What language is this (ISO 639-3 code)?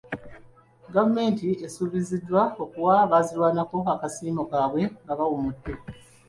lug